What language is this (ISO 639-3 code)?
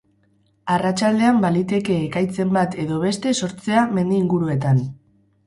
eus